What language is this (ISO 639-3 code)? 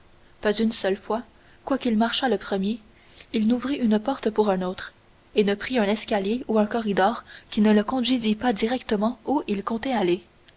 fra